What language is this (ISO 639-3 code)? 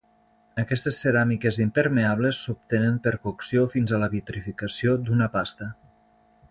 cat